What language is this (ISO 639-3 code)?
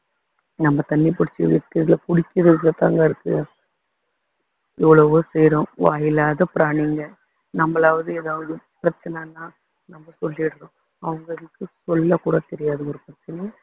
tam